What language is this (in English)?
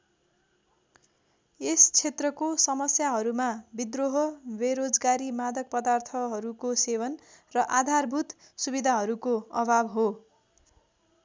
Nepali